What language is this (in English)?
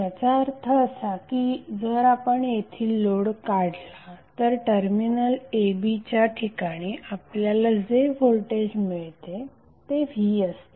Marathi